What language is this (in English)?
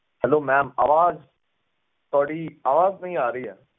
Punjabi